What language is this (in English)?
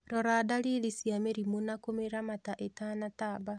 Kikuyu